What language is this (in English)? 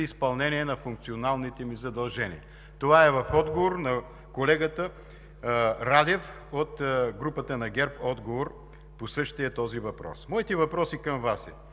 Bulgarian